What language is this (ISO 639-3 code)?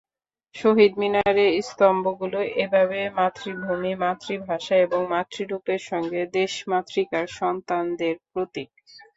ben